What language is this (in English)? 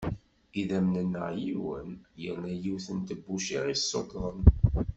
Kabyle